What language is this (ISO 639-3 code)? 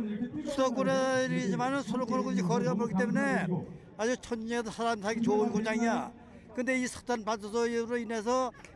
kor